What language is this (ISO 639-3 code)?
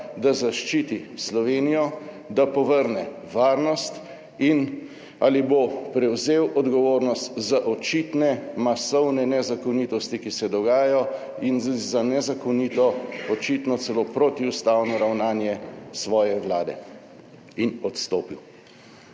slv